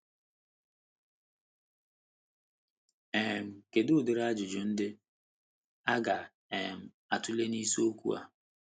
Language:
Igbo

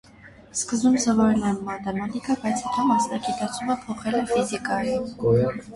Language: Armenian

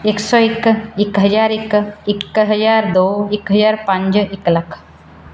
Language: Punjabi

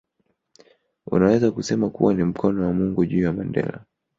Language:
Swahili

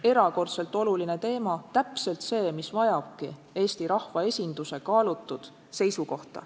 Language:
Estonian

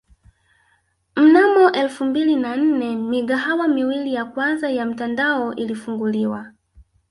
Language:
Swahili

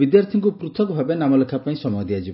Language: Odia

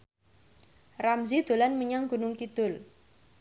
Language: Javanese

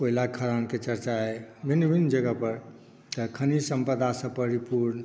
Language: Maithili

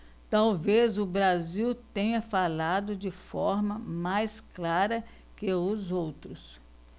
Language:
Portuguese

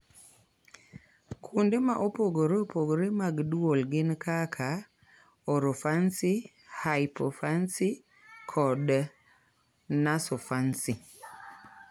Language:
Luo (Kenya and Tanzania)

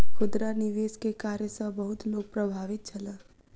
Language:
Maithili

